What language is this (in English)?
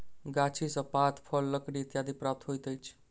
Maithili